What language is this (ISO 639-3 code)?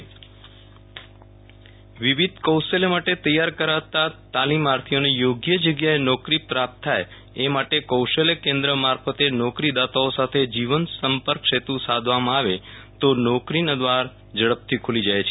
guj